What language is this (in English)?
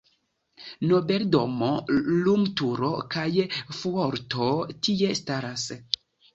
Esperanto